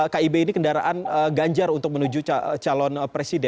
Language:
Indonesian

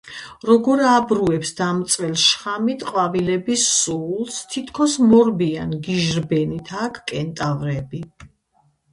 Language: Georgian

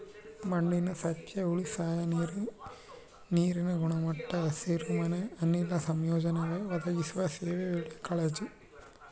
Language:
Kannada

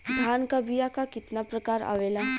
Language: Bhojpuri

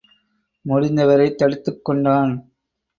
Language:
Tamil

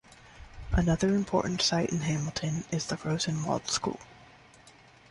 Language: English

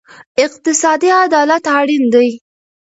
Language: Pashto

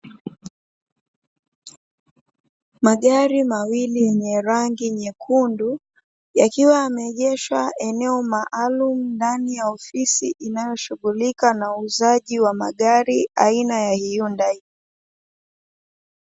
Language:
Swahili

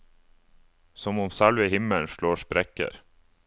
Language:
Norwegian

